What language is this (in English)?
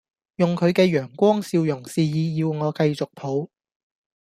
Cantonese